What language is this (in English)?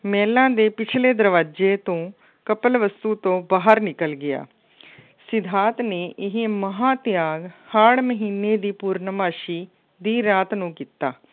Punjabi